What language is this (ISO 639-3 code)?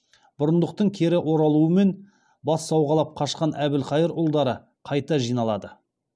kaz